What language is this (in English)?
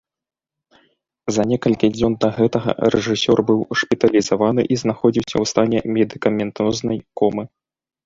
Belarusian